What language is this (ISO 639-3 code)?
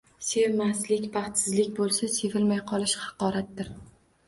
uzb